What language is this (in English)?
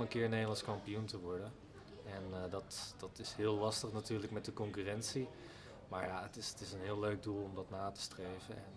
Dutch